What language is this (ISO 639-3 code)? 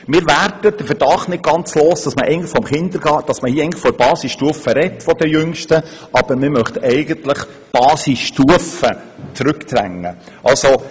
gsw